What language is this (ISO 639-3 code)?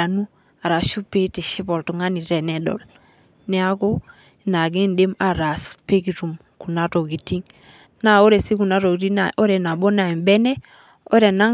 mas